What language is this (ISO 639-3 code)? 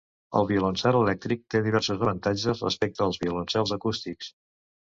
cat